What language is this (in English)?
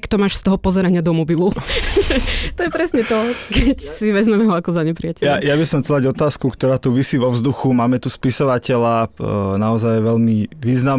Slovak